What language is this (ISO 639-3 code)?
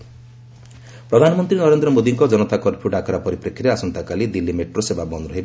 ori